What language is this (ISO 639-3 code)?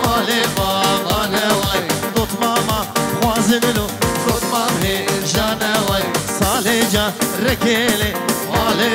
ara